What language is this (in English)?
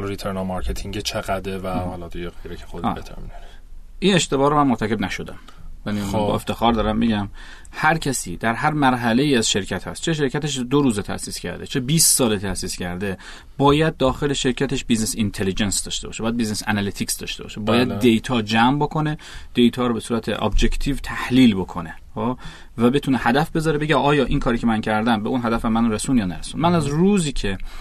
Persian